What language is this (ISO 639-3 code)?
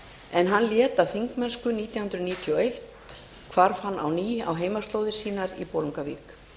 isl